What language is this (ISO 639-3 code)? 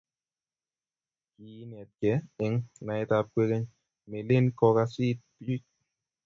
kln